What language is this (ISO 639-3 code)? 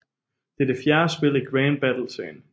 dan